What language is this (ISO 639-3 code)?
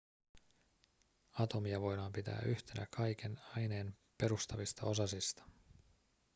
fin